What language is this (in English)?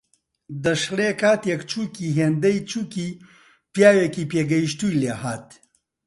Central Kurdish